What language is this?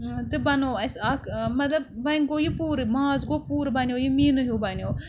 Kashmiri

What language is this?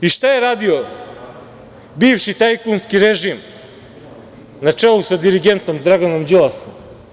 Serbian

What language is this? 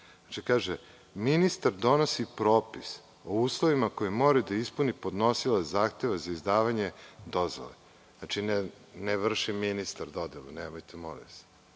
Serbian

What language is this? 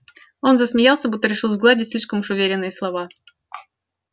Russian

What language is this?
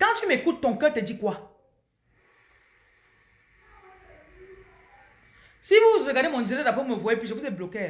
French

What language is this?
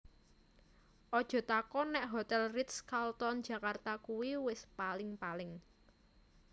Javanese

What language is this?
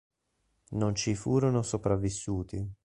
Italian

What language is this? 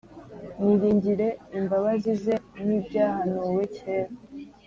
Kinyarwanda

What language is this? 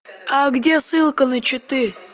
Russian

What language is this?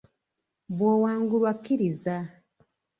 Ganda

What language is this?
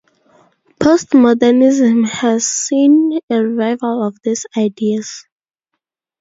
English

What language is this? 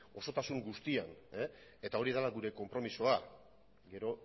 Basque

